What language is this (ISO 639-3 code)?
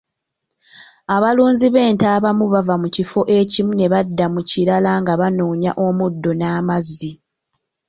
lug